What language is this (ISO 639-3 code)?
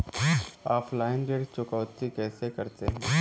hin